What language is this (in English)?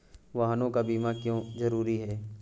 Hindi